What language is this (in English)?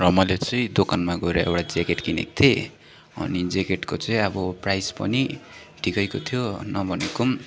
Nepali